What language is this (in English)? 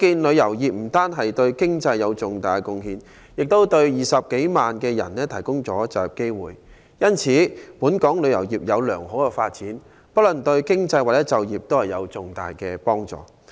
Cantonese